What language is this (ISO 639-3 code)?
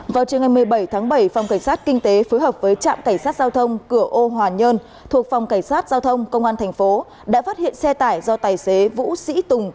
vie